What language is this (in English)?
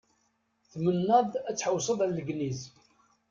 Kabyle